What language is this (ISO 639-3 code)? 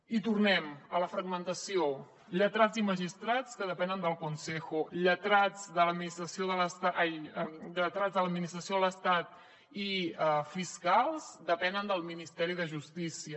cat